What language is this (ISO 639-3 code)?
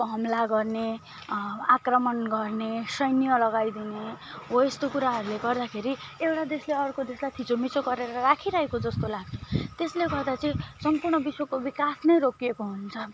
nep